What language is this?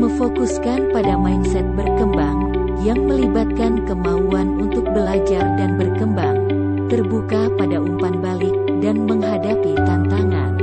Indonesian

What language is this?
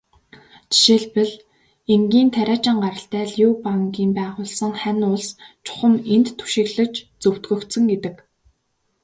Mongolian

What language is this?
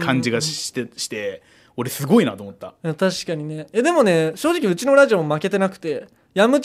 Japanese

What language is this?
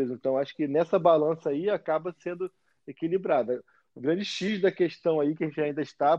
Portuguese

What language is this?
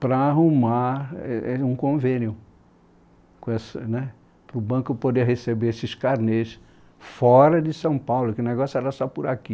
Portuguese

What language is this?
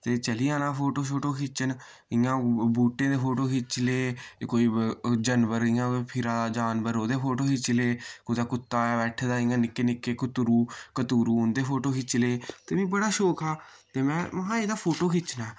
Dogri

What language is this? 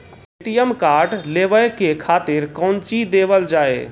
Maithili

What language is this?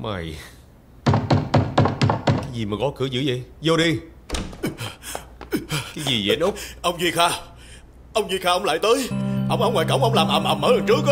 Vietnamese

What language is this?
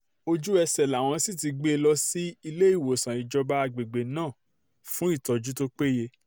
Yoruba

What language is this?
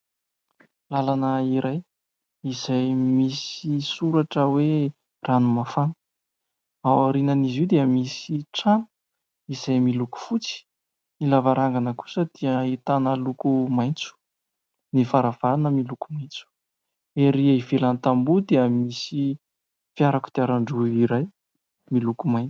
Malagasy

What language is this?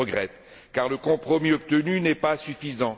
French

